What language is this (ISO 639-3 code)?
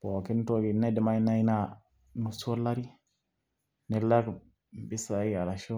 mas